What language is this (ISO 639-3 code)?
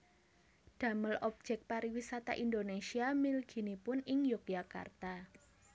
jav